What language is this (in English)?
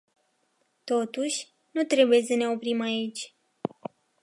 Romanian